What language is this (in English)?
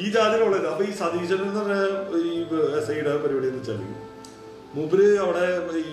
Malayalam